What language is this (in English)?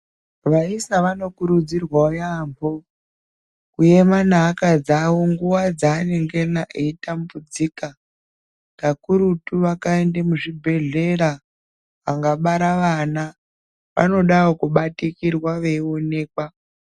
Ndau